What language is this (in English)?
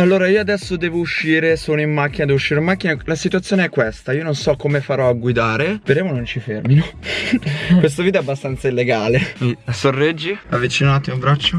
Italian